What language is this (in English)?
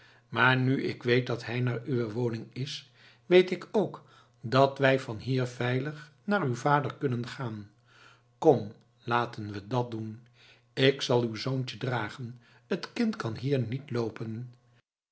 Dutch